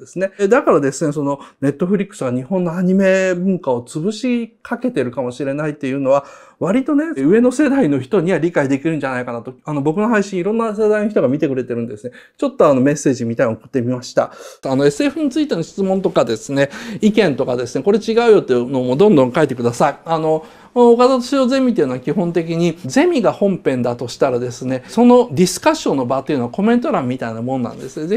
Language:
Japanese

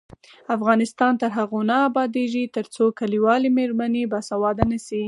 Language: Pashto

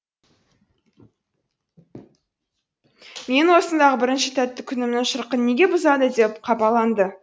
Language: Kazakh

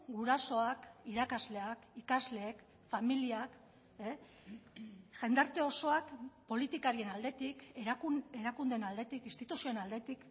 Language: Basque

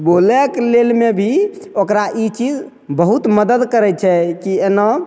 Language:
Maithili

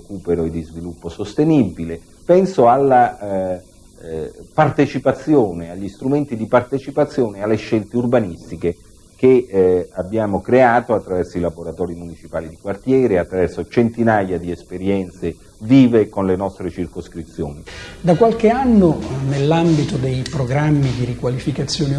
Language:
Italian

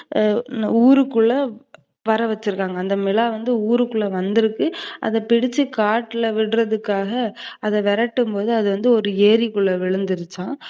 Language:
Tamil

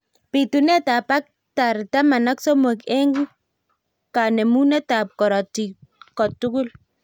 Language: Kalenjin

